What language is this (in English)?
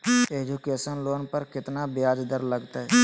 Magahi